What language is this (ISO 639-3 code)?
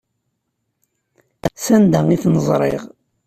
kab